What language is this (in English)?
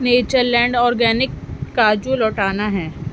Urdu